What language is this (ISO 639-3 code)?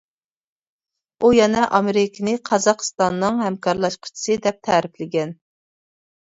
uig